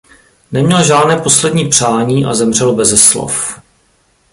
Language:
Czech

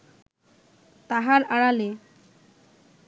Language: Bangla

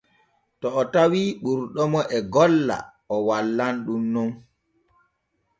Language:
Borgu Fulfulde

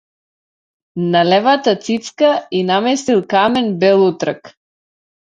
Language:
Macedonian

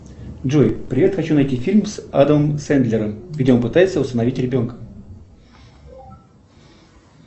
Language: Russian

